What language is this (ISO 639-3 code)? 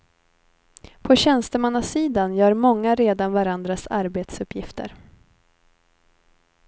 swe